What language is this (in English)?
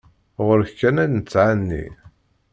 Kabyle